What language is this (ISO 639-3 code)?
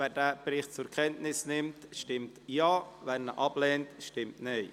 gsw